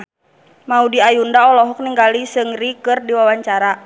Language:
Sundanese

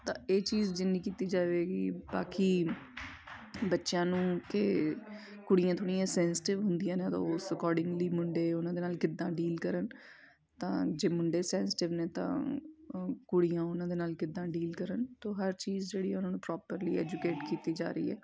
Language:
Punjabi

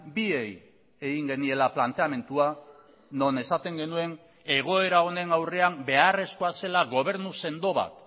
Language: Basque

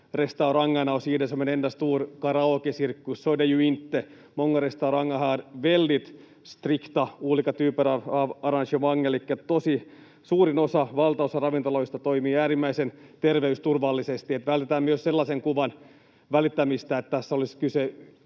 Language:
Finnish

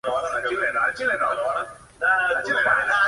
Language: Spanish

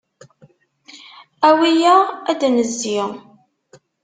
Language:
Kabyle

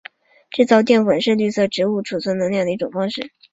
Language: Chinese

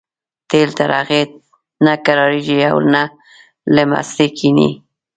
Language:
Pashto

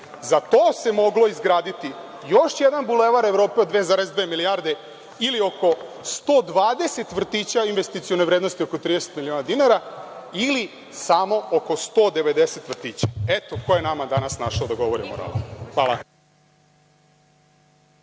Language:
Serbian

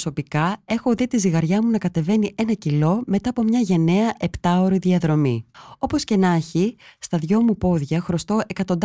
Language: Greek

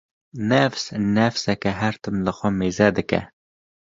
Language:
Kurdish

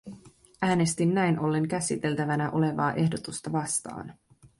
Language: Finnish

